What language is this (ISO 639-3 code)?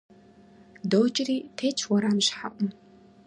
kbd